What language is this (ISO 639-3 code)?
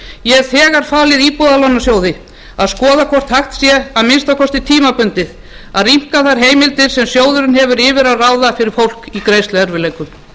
isl